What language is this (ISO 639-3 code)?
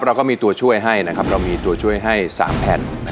tha